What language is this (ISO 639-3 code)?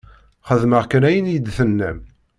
kab